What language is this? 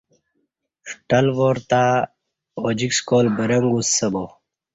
Kati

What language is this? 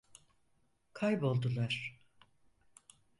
Turkish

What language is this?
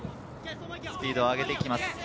Japanese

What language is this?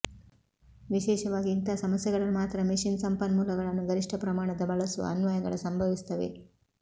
Kannada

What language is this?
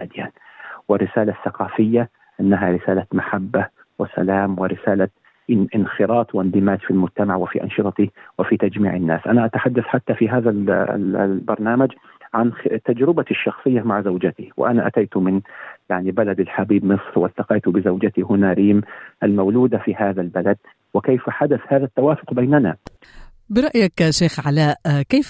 Arabic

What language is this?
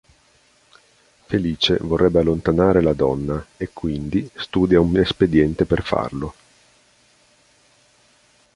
Italian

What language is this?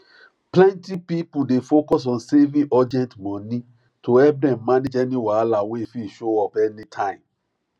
Nigerian Pidgin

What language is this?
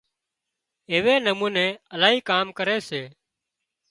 Wadiyara Koli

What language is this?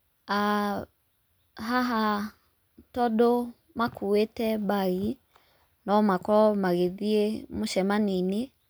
Kikuyu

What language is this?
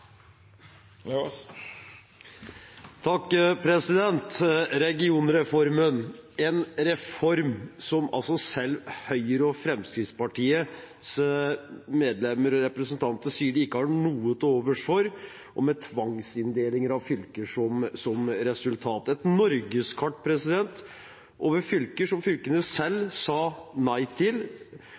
Norwegian Bokmål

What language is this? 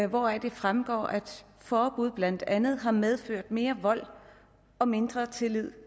Danish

